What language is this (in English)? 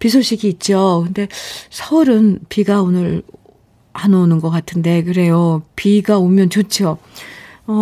Korean